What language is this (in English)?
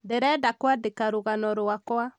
Kikuyu